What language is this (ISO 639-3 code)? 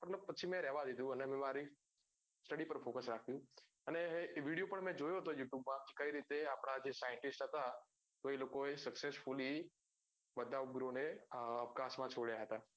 guj